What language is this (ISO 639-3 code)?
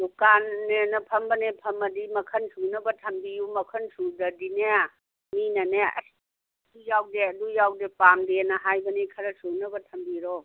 mni